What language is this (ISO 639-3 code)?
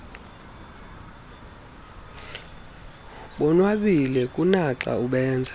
xho